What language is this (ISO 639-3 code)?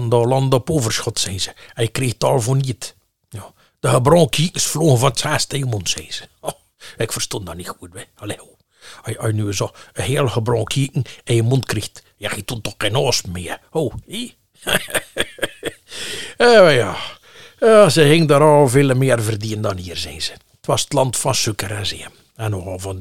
nld